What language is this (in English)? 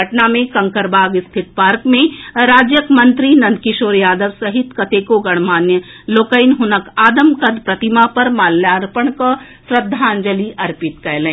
Maithili